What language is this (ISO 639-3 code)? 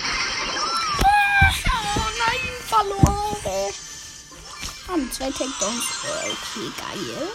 deu